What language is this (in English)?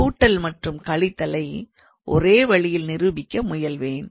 Tamil